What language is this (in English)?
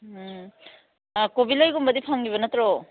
Manipuri